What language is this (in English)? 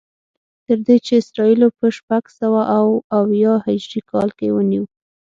Pashto